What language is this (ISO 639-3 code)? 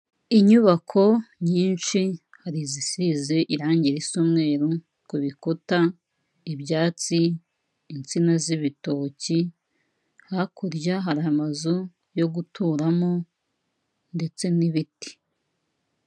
kin